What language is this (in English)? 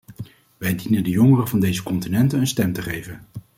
Dutch